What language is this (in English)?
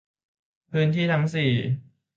Thai